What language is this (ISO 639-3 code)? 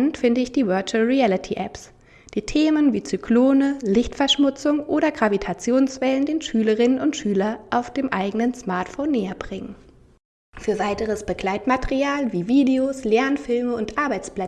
deu